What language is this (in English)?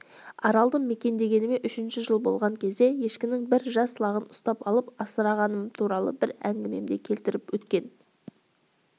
Kazakh